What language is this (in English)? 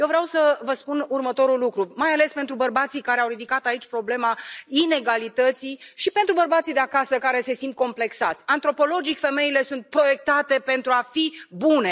Romanian